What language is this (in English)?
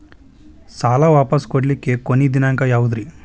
Kannada